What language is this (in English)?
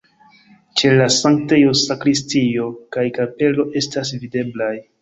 Esperanto